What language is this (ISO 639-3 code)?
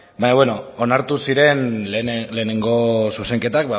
eus